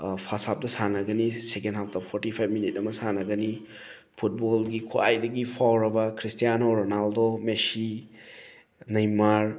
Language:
Manipuri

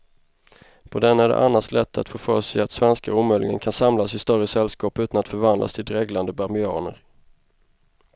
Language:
Swedish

